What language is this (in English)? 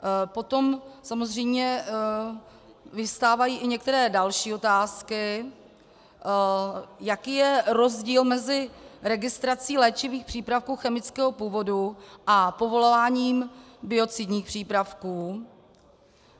Czech